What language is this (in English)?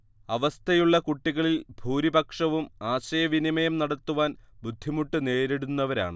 Malayalam